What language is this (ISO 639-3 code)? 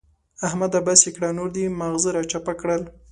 pus